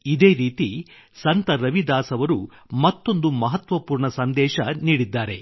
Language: Kannada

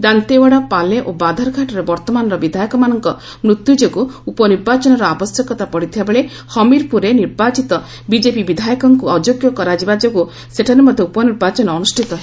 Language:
Odia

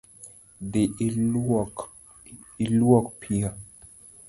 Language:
Luo (Kenya and Tanzania)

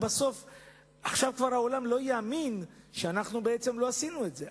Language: Hebrew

